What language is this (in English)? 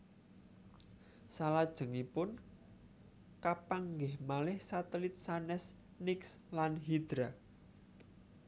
Javanese